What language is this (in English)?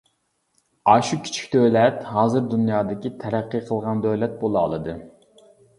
Uyghur